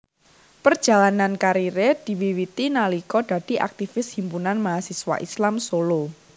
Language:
Javanese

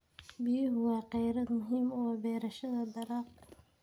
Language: Somali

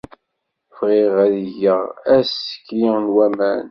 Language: Kabyle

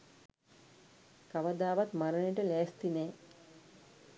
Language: Sinhala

